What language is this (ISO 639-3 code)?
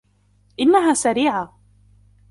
ara